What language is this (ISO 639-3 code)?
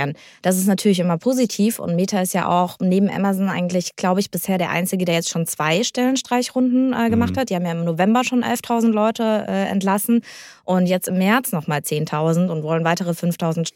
deu